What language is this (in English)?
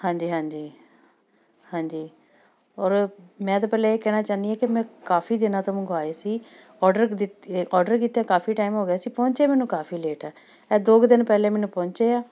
Punjabi